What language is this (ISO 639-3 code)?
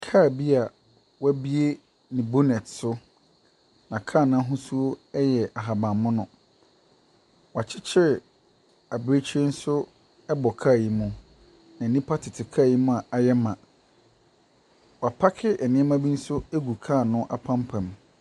aka